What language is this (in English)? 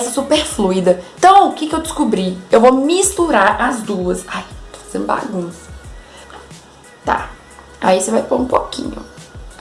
Portuguese